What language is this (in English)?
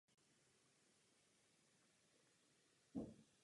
Czech